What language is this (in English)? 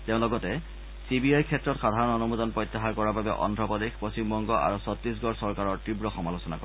Assamese